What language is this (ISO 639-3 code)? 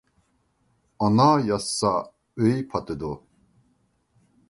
uig